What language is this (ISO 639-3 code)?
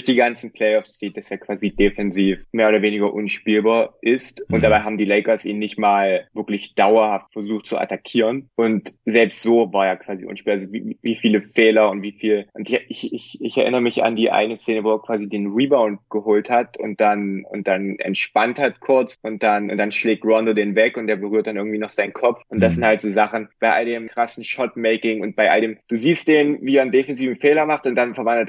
deu